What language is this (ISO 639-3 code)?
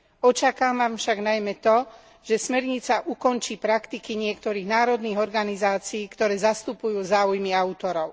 slk